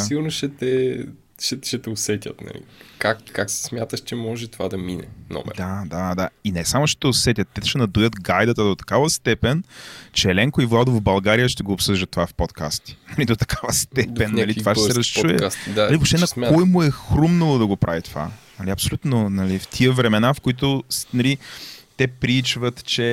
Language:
Bulgarian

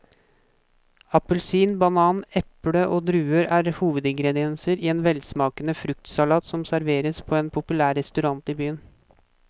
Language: Norwegian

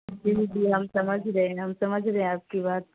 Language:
Urdu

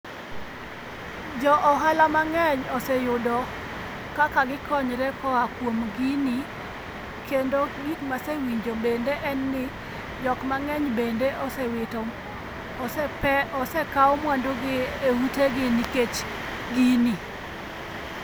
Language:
Luo (Kenya and Tanzania)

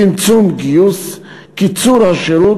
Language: Hebrew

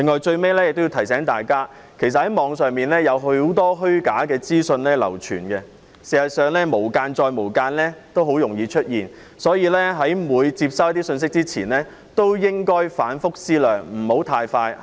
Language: Cantonese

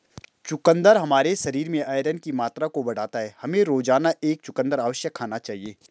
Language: Hindi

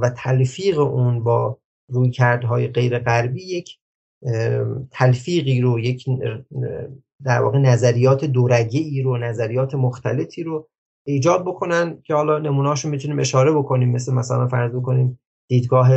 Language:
Persian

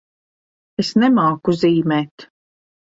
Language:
Latvian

